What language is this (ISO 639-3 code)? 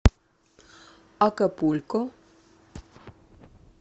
rus